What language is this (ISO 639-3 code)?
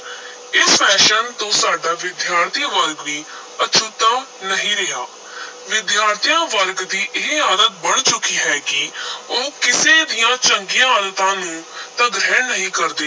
pan